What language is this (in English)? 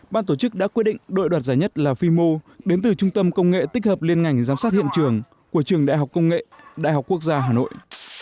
Vietnamese